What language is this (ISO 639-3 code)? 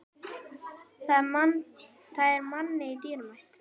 isl